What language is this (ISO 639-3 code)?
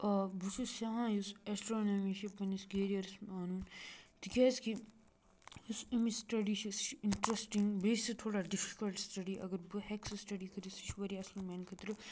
kas